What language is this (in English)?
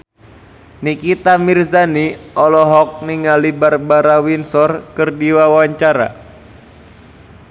Sundanese